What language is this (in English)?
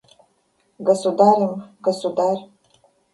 Russian